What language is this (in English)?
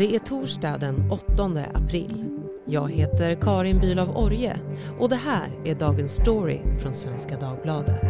Swedish